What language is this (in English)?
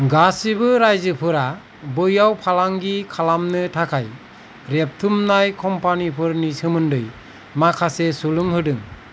Bodo